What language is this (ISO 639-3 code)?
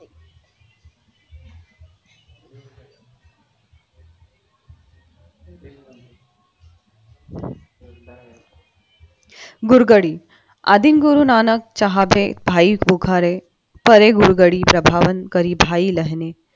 mar